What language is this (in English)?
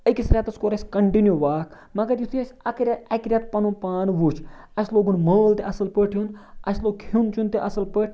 Kashmiri